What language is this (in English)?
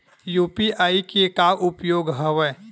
Chhattisgarhi